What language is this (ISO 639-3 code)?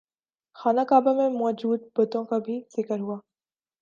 urd